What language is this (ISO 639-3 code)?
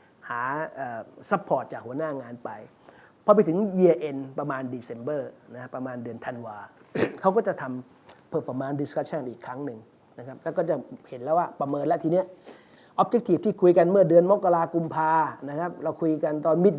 tha